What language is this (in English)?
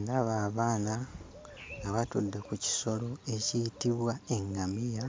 Ganda